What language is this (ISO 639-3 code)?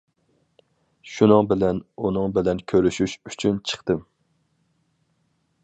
uig